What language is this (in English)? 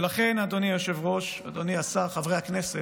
Hebrew